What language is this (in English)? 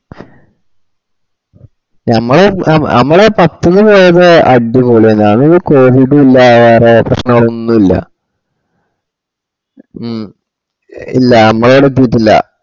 Malayalam